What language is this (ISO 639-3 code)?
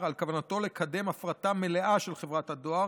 heb